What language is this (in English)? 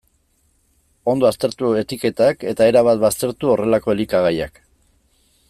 Basque